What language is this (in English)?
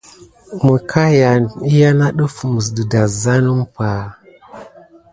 Gidar